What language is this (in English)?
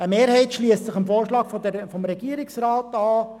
Swiss German